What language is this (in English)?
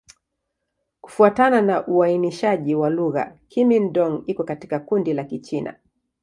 Swahili